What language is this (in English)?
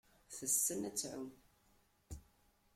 Kabyle